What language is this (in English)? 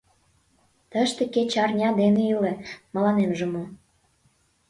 Mari